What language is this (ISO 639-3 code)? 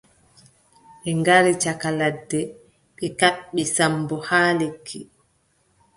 fub